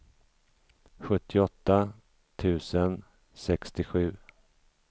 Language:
Swedish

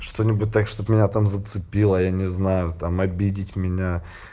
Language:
Russian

